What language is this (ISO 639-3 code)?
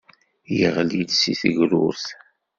kab